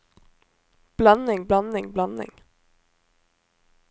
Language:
Norwegian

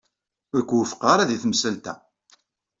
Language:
Kabyle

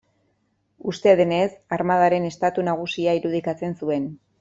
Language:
Basque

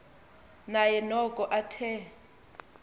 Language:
Xhosa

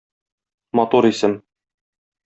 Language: Tatar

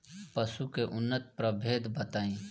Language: Bhojpuri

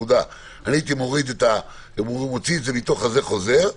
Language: Hebrew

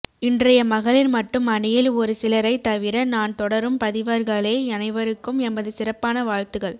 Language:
Tamil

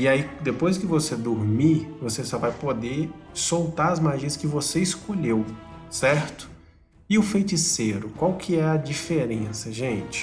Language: Portuguese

